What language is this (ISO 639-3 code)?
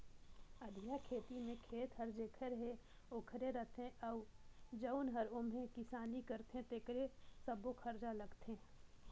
hne